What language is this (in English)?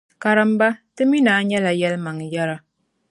Dagbani